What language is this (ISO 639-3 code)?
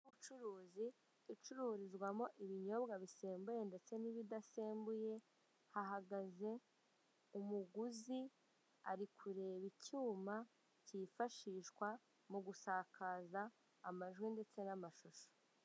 kin